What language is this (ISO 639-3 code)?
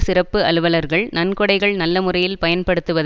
tam